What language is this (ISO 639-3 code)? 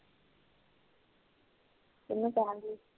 pan